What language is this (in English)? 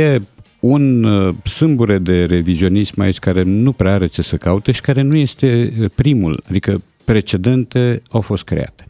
Romanian